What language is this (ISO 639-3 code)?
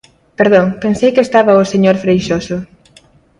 glg